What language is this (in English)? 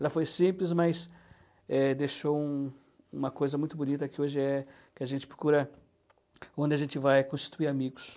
Portuguese